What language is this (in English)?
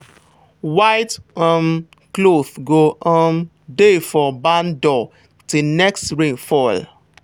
Nigerian Pidgin